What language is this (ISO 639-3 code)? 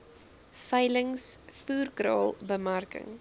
afr